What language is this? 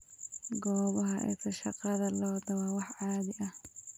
Somali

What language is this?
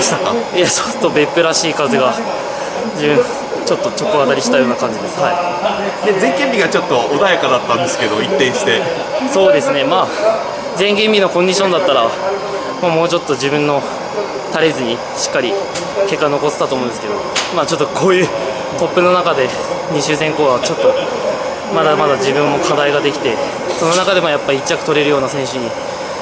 Japanese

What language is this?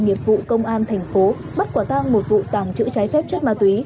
Vietnamese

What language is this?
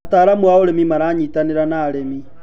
Kikuyu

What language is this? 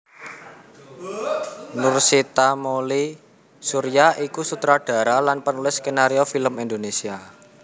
Javanese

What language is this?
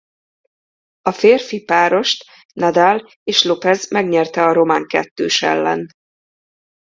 Hungarian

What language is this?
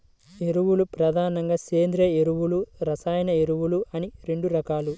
Telugu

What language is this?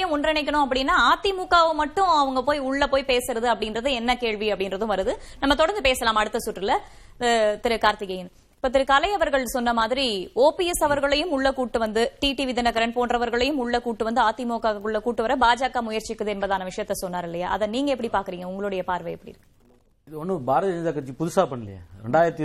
Tamil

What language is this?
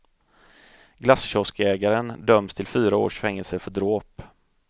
Swedish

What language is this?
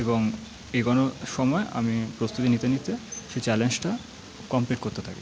Bangla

